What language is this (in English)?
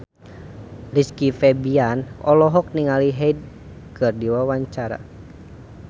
Sundanese